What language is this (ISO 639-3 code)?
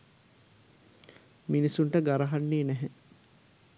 sin